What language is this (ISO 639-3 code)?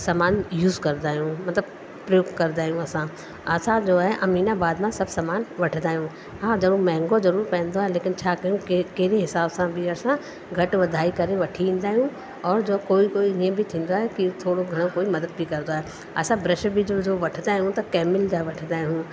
snd